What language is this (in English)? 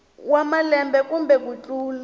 Tsonga